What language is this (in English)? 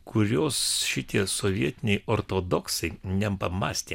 Lithuanian